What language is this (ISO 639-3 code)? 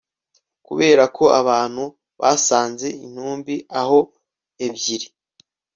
kin